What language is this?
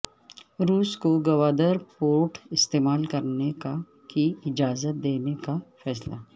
Urdu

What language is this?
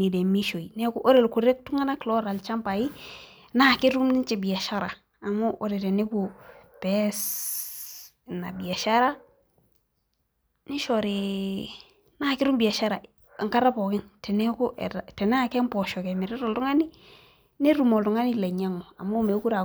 Masai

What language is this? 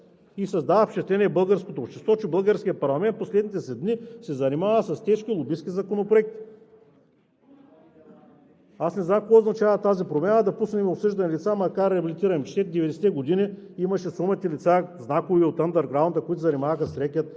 Bulgarian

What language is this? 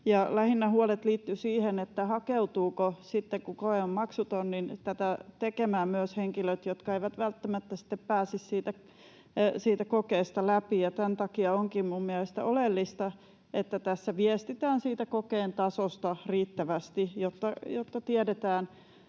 Finnish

